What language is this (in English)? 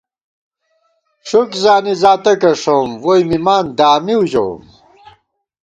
Gawar-Bati